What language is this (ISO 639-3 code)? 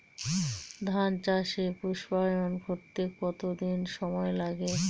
ben